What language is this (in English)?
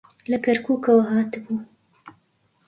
Central Kurdish